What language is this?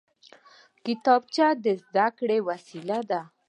Pashto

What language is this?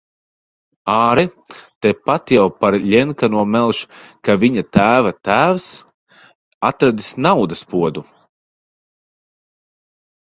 Latvian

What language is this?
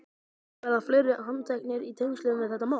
Icelandic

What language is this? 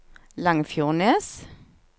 Norwegian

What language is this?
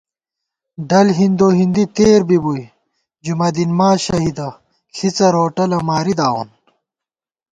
Gawar-Bati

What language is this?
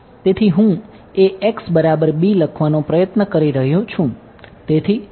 Gujarati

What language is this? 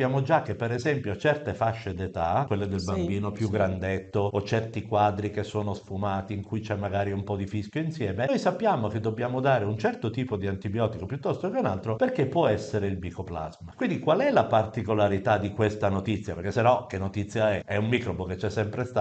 Italian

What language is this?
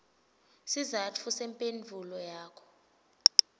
Swati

